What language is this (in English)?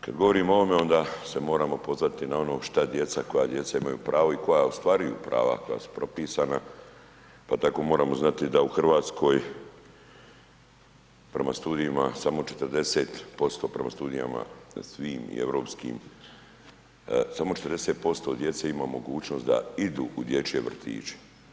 Croatian